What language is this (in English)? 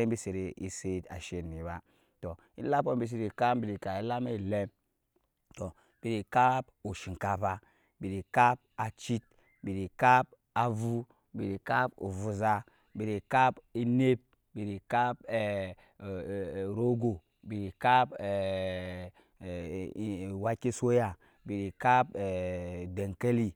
Nyankpa